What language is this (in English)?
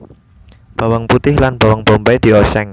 Javanese